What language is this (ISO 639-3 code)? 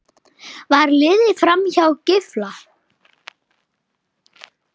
isl